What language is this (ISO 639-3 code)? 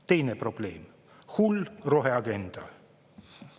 est